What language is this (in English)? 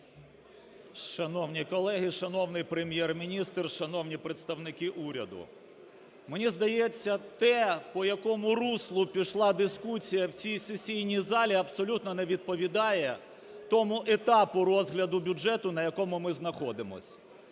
Ukrainian